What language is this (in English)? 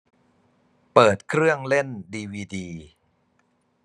Thai